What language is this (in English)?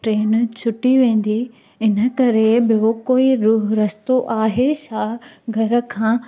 Sindhi